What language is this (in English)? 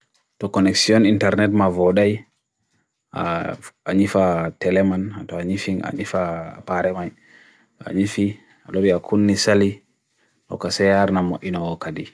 Bagirmi Fulfulde